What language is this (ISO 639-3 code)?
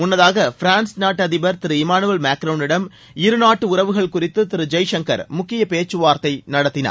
tam